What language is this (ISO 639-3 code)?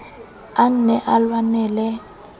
sot